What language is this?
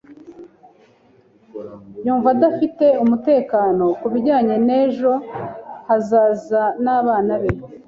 Kinyarwanda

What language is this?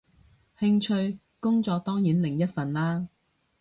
Cantonese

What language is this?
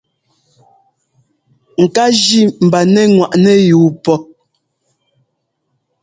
Ngomba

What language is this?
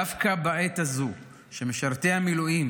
Hebrew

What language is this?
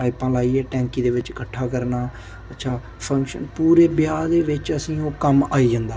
Dogri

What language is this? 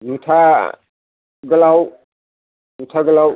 Bodo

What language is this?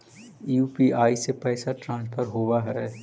Magahi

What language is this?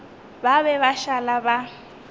Northern Sotho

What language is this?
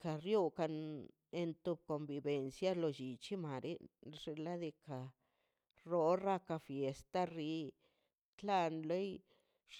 Mazaltepec Zapotec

